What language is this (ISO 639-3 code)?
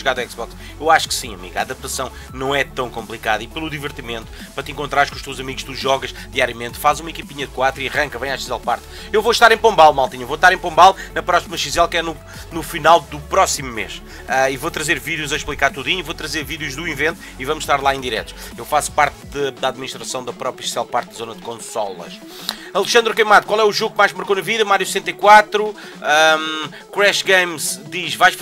por